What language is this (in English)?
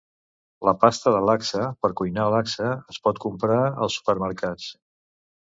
Catalan